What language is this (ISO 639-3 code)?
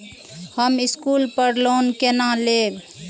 mai